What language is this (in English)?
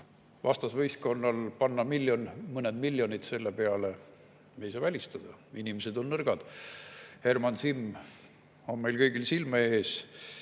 Estonian